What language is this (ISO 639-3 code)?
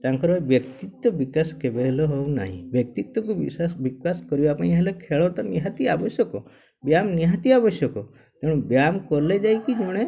ori